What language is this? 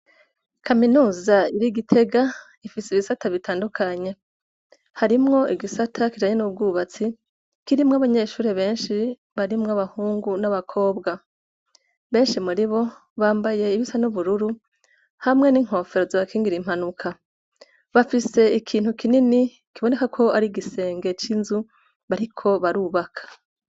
Rundi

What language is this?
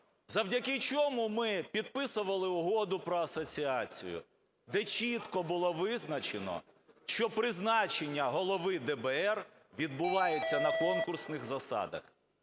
Ukrainian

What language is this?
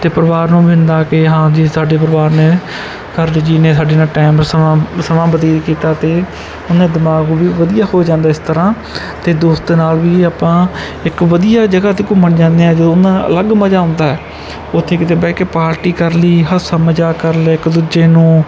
Punjabi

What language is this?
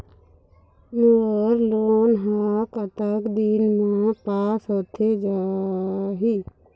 Chhattisgarhi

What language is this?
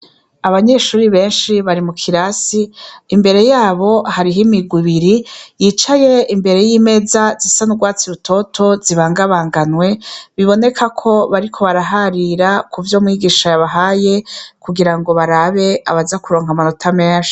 Rundi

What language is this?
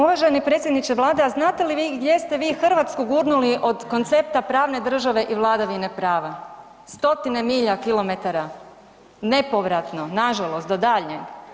Croatian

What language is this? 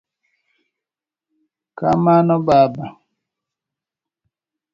Luo (Kenya and Tanzania)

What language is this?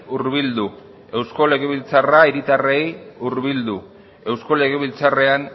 Basque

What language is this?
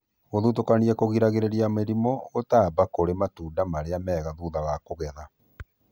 Kikuyu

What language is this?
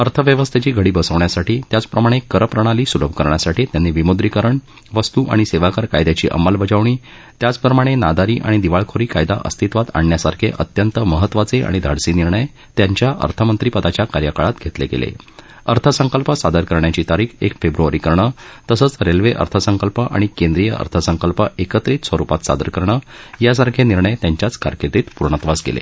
Marathi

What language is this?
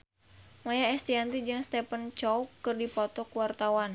Sundanese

